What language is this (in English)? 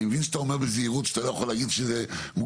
Hebrew